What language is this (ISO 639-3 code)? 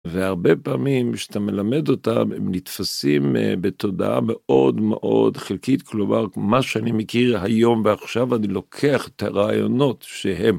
heb